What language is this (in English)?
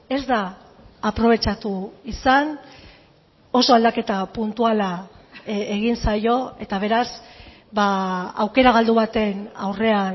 Basque